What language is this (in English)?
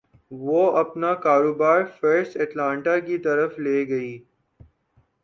Urdu